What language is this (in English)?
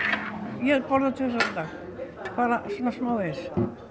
Icelandic